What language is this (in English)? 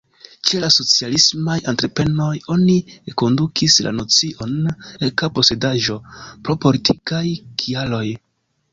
Esperanto